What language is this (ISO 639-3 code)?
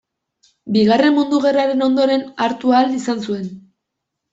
eus